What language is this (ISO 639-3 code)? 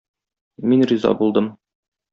tat